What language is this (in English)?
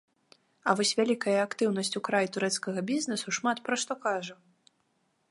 Belarusian